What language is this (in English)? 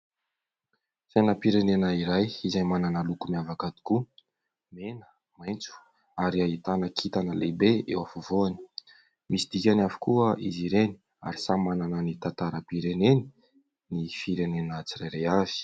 Malagasy